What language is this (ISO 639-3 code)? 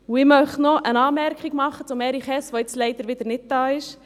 gsw